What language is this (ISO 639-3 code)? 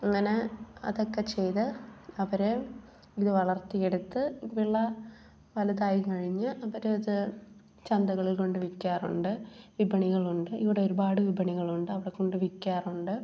mal